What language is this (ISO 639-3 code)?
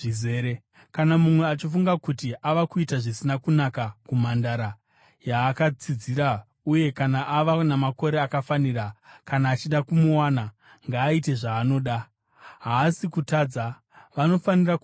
sna